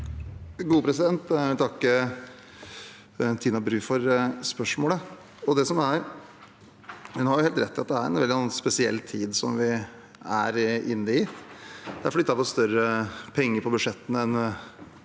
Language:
Norwegian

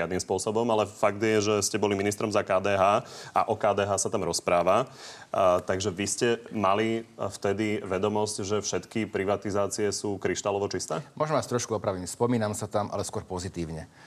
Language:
Slovak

